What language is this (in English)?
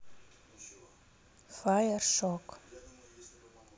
Russian